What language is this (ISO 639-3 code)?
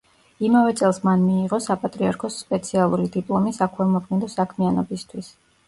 kat